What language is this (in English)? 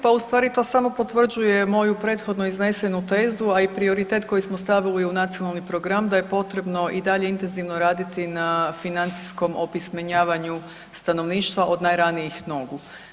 Croatian